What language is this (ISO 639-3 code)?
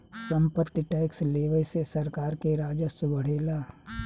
bho